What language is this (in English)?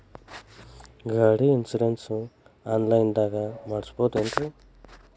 Kannada